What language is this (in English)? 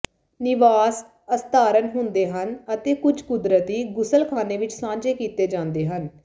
Punjabi